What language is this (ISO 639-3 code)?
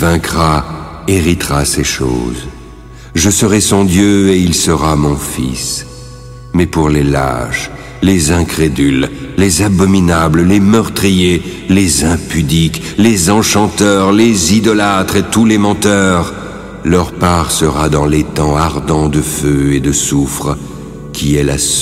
fra